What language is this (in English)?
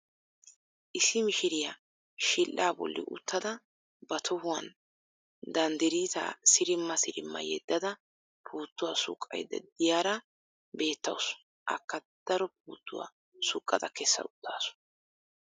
Wolaytta